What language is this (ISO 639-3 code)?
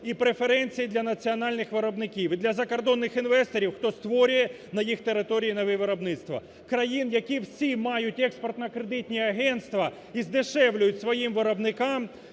ukr